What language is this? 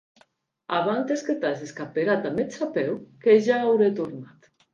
Occitan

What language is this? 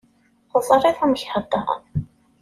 Kabyle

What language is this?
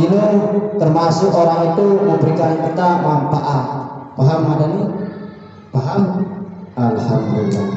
Indonesian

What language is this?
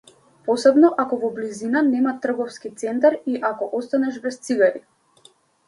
Macedonian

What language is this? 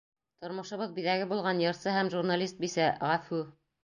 Bashkir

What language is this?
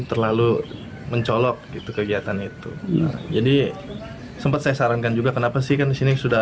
Indonesian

